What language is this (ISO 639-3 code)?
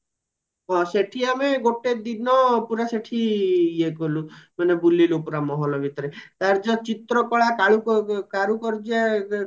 ori